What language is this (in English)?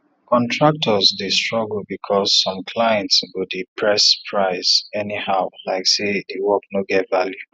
Nigerian Pidgin